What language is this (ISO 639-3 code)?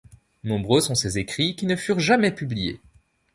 fra